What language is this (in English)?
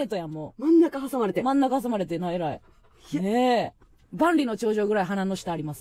Japanese